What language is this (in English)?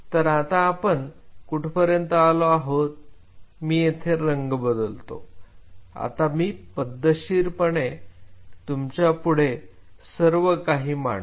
Marathi